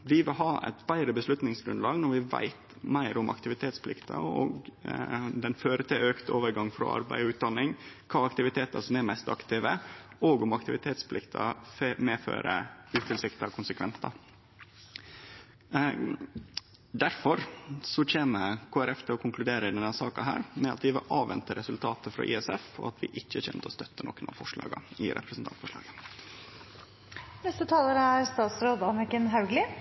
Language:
Norwegian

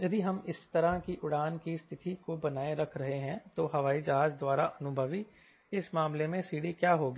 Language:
Hindi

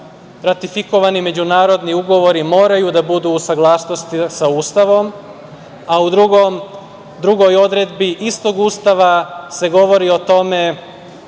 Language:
Serbian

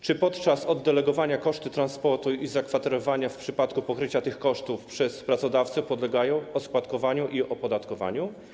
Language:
Polish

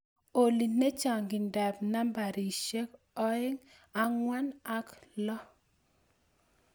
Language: Kalenjin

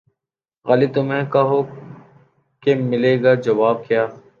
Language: Urdu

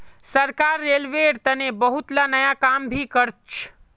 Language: Magahi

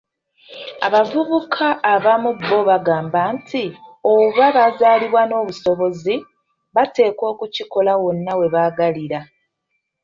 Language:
Ganda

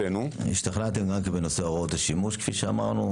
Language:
Hebrew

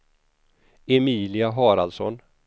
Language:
Swedish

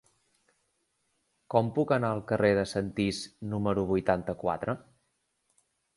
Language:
Catalan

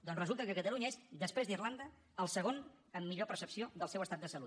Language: Catalan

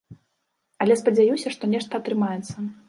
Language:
Belarusian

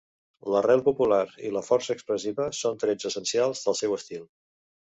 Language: Catalan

